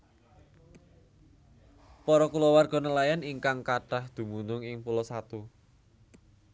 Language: Javanese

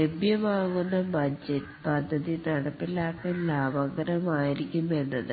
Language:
Malayalam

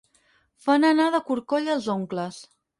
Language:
Catalan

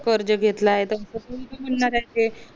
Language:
Marathi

